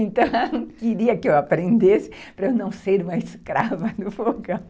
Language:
Portuguese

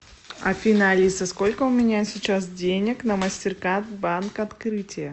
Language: Russian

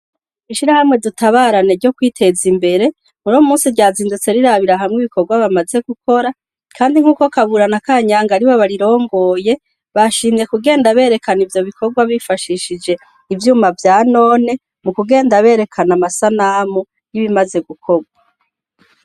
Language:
Rundi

